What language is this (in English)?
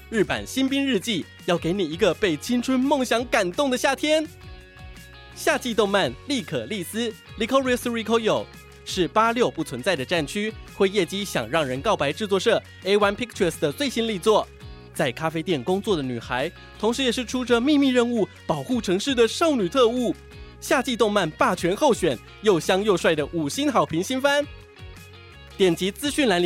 Chinese